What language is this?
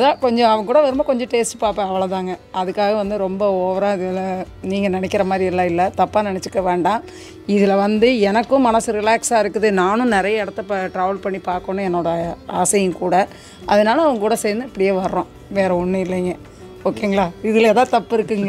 English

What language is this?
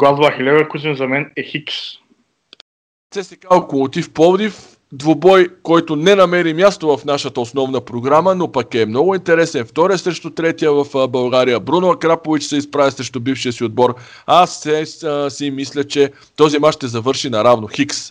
Bulgarian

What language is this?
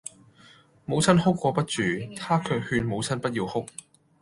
Cantonese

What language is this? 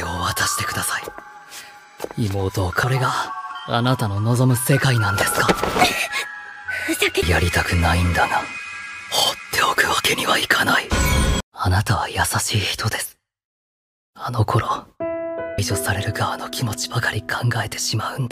Japanese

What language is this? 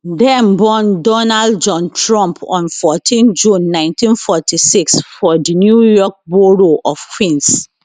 Nigerian Pidgin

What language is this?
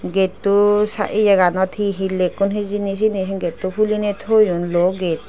Chakma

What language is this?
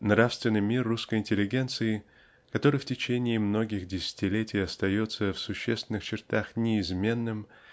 Russian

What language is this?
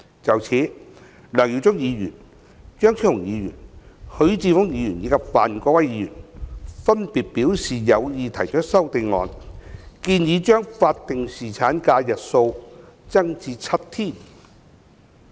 Cantonese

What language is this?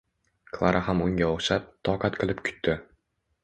Uzbek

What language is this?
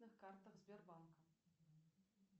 Russian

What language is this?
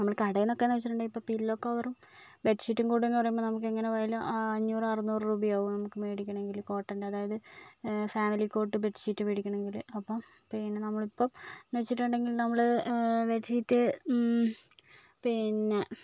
Malayalam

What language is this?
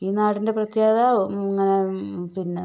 Malayalam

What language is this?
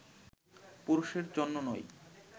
Bangla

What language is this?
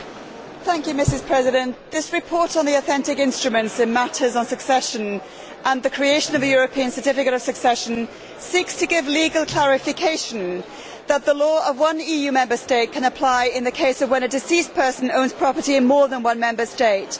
English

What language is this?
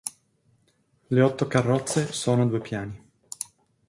Italian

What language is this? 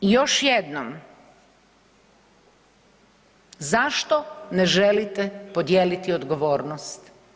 Croatian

